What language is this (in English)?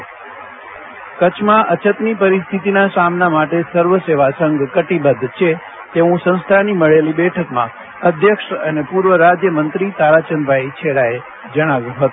Gujarati